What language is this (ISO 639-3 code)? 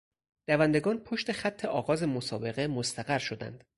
fas